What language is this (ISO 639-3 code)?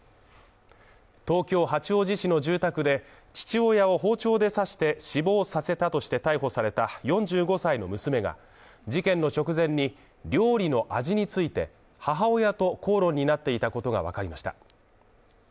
jpn